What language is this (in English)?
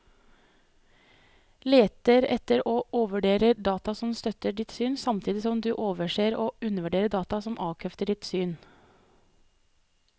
Norwegian